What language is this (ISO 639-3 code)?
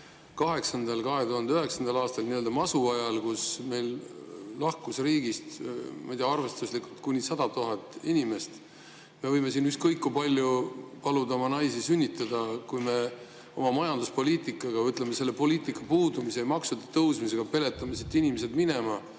est